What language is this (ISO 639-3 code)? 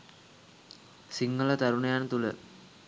sin